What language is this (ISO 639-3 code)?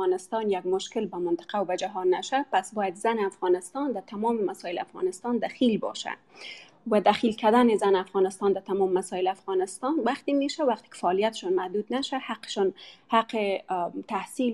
fas